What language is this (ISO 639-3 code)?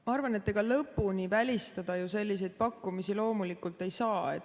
est